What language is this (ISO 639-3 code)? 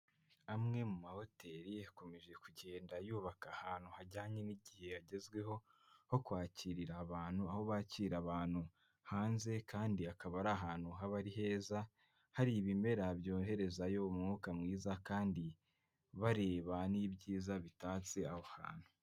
kin